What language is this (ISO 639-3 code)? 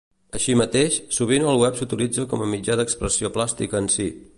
cat